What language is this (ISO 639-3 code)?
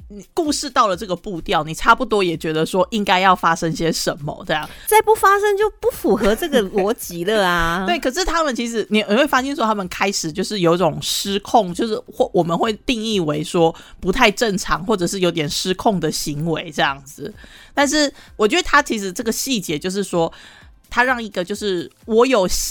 zho